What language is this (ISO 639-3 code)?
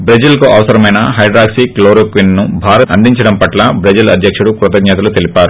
tel